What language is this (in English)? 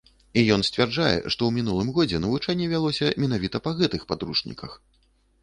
Belarusian